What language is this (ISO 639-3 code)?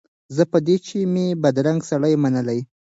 pus